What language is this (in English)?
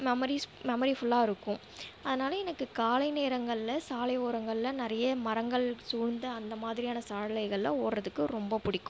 Tamil